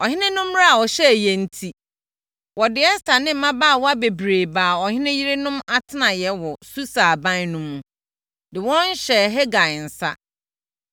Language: Akan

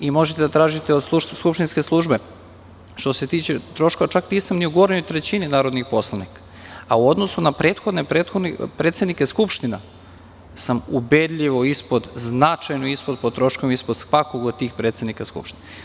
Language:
Serbian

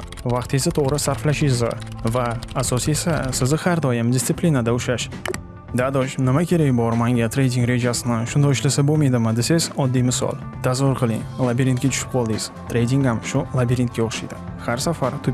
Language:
Uzbek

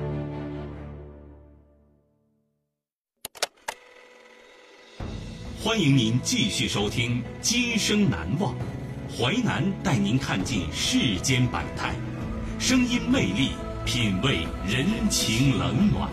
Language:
Chinese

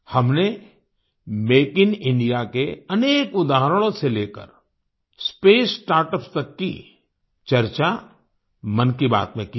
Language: Hindi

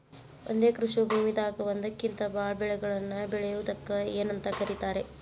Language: Kannada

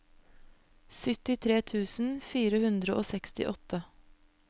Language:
Norwegian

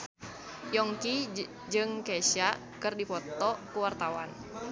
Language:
Sundanese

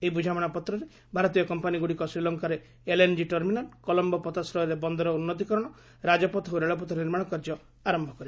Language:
Odia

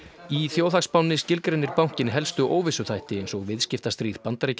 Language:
Icelandic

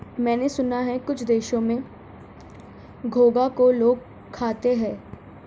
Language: Hindi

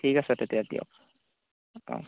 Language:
Assamese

